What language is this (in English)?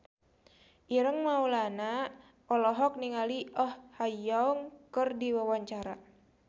Sundanese